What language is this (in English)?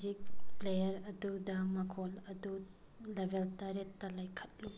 Manipuri